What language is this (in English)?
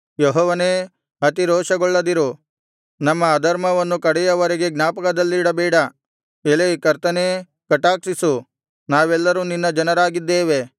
Kannada